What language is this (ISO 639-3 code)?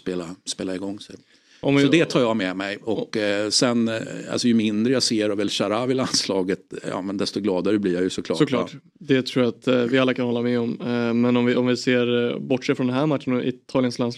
swe